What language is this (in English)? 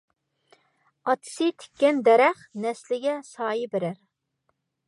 Uyghur